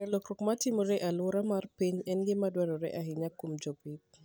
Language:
Luo (Kenya and Tanzania)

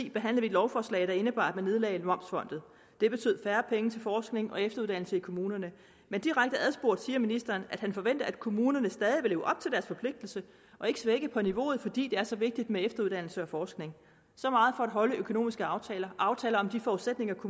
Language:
Danish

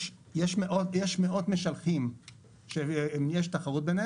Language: Hebrew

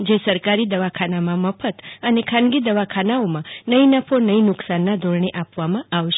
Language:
Gujarati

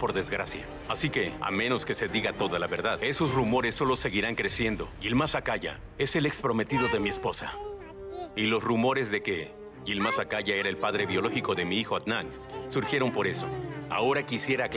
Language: Spanish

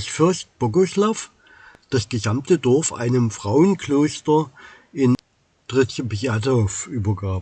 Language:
German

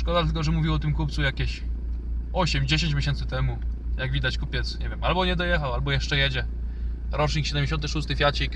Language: Polish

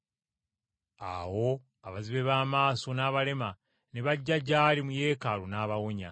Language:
Ganda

